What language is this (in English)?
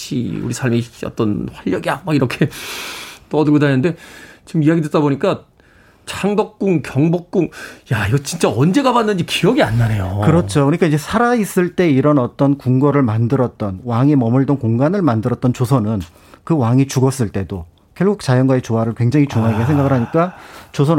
Korean